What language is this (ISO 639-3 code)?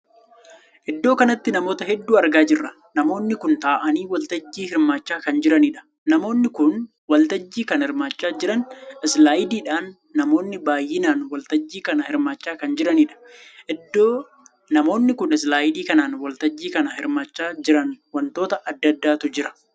orm